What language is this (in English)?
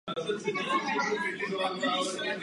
Czech